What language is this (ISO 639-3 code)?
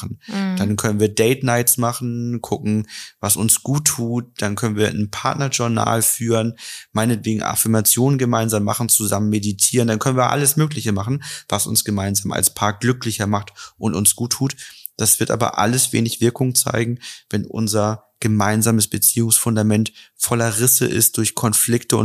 deu